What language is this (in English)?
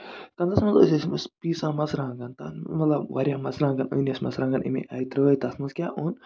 Kashmiri